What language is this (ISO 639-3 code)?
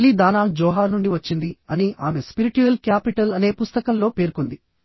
tel